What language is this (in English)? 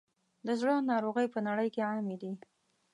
Pashto